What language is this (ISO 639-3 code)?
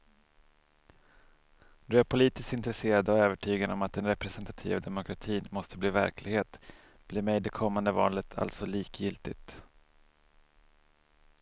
swe